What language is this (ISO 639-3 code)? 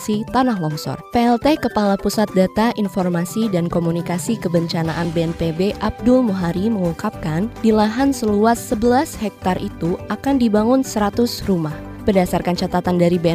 ind